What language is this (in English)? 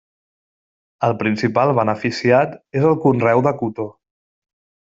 Catalan